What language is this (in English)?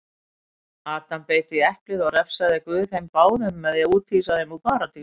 Icelandic